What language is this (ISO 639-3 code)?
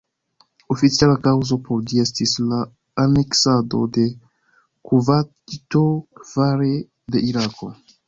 epo